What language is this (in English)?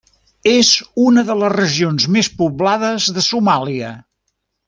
Catalan